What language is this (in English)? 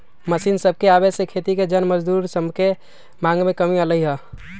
Magahi